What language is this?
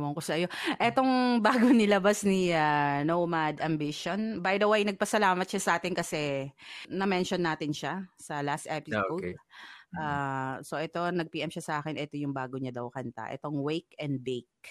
Filipino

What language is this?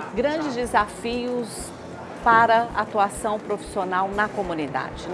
Portuguese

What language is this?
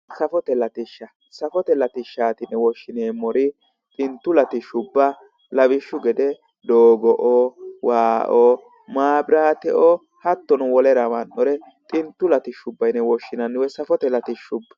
Sidamo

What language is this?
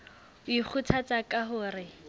Southern Sotho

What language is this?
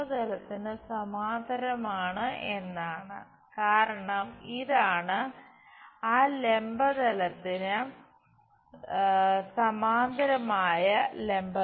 Malayalam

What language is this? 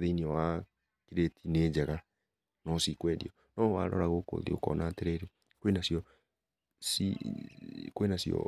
Kikuyu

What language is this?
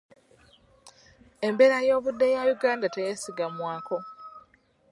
Ganda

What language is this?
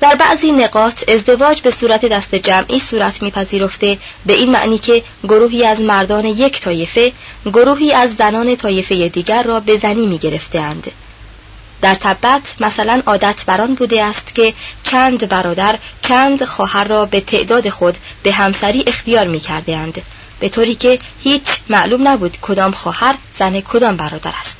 Persian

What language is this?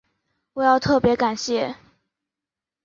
Chinese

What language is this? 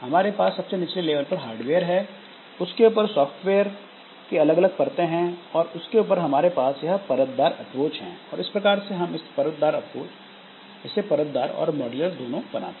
Hindi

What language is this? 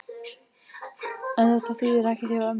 Icelandic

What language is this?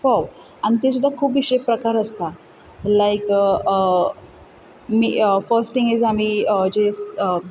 Konkani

